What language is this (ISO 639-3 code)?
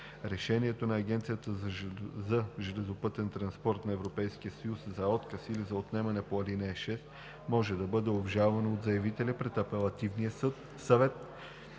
bul